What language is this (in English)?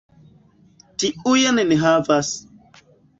Esperanto